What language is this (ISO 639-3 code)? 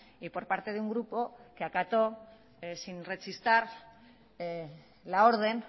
spa